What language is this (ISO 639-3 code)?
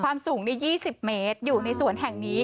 tha